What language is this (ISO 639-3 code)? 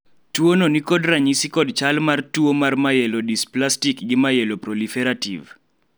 luo